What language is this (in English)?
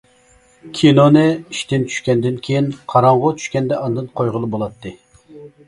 Uyghur